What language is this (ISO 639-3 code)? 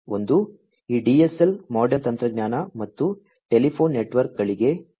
kan